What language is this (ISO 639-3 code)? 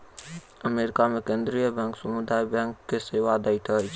mai